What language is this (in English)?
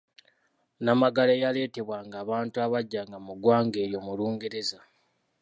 Ganda